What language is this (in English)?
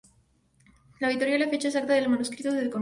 Spanish